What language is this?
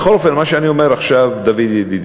Hebrew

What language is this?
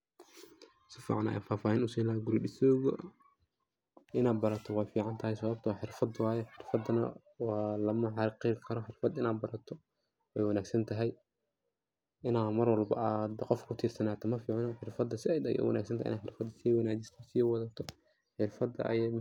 Somali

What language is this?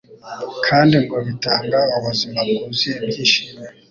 Kinyarwanda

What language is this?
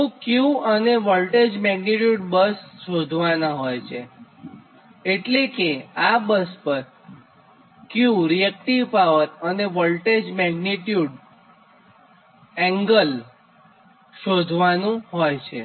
Gujarati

